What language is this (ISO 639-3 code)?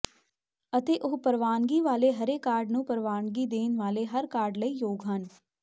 pan